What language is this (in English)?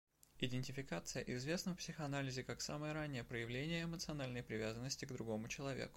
Russian